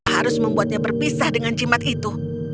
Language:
Indonesian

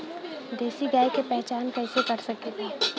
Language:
Bhojpuri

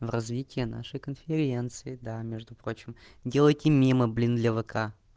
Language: Russian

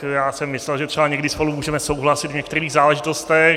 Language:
Czech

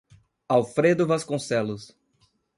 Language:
Portuguese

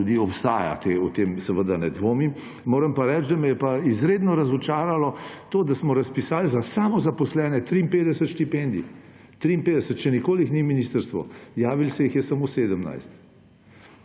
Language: Slovenian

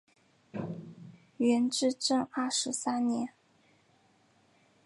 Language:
Chinese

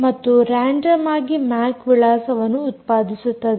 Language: Kannada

